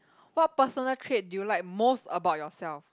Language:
English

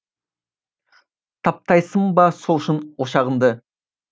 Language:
Kazakh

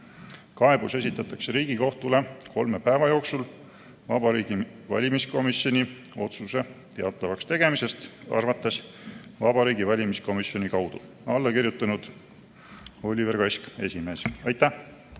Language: Estonian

